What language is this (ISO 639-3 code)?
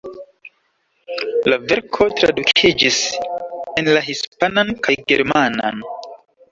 epo